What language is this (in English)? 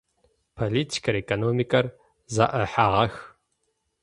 Adyghe